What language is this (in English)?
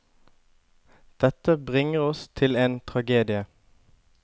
Norwegian